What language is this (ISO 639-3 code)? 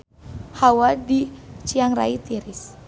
sun